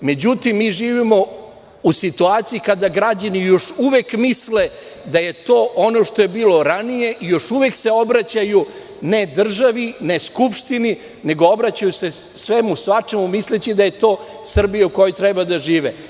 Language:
Serbian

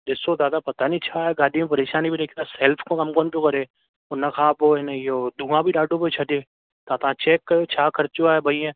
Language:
Sindhi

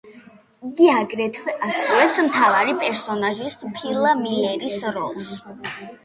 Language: Georgian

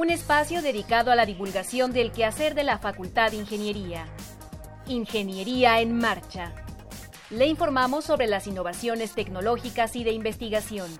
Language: Spanish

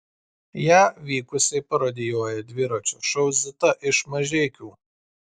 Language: Lithuanian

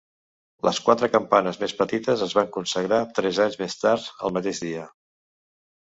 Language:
Catalan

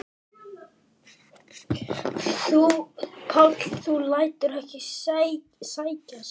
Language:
Icelandic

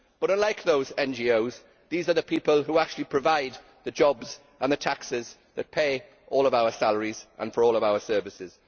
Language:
English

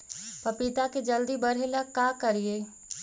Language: Magahi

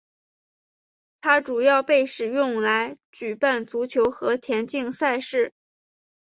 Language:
Chinese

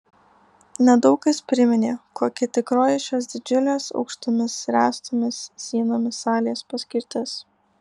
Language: Lithuanian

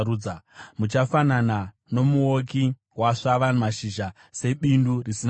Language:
Shona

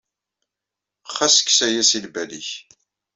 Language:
Kabyle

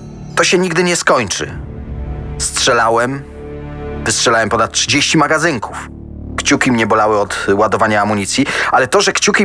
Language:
Polish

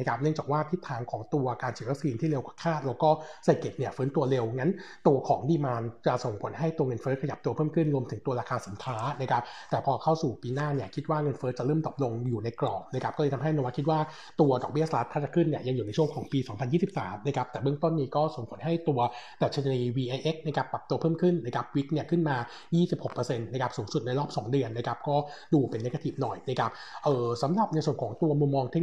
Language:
Thai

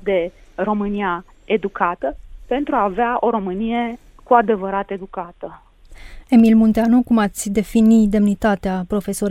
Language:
Romanian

